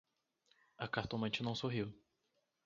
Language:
Portuguese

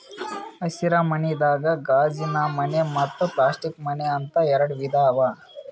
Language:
Kannada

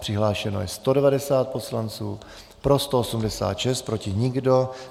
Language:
Czech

